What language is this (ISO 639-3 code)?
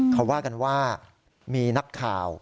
tha